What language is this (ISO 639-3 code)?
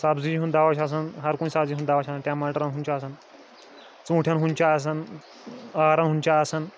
kas